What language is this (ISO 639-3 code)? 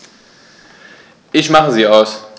deu